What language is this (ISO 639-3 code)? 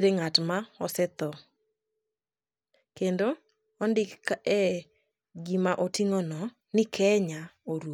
luo